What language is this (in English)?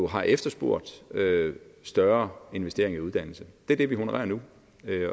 Danish